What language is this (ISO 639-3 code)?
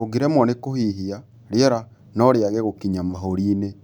kik